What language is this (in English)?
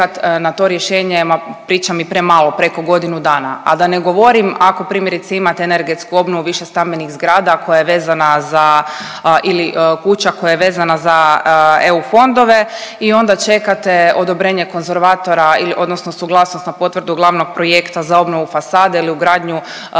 Croatian